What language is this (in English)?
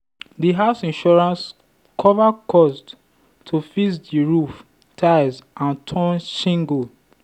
Nigerian Pidgin